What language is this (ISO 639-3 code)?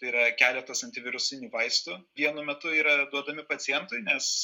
lit